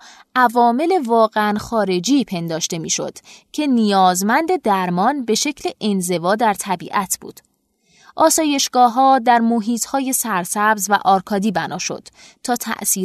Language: Persian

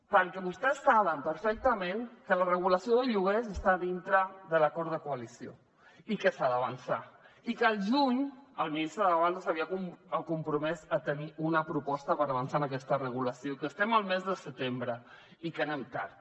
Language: Catalan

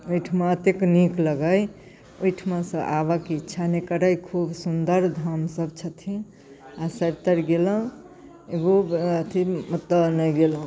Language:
Maithili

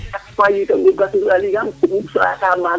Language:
Serer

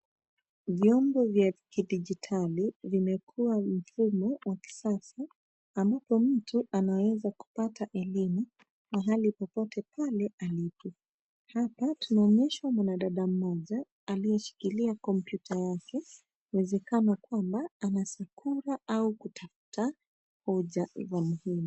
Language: Swahili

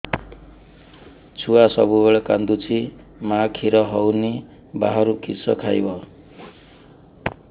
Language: Odia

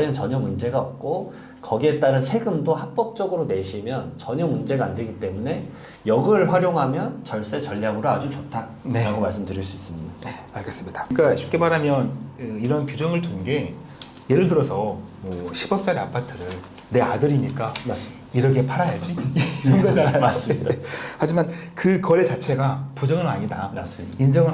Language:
Korean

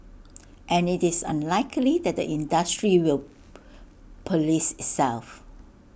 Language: English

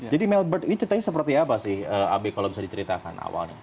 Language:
Indonesian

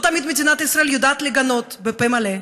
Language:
Hebrew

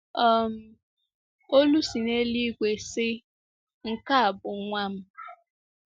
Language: Igbo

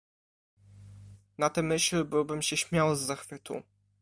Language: Polish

